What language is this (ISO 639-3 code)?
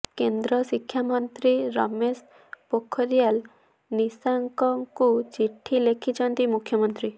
ori